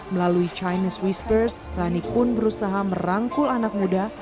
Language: Indonesian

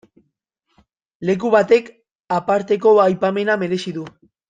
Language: Basque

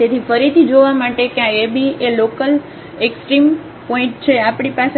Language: Gujarati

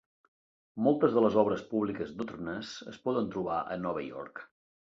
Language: Catalan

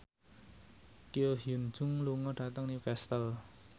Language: Javanese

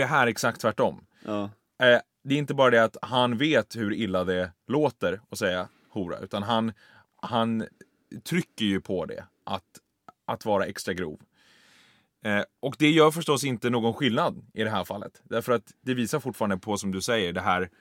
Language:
Swedish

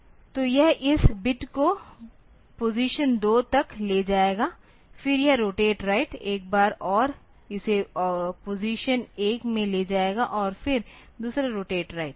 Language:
Hindi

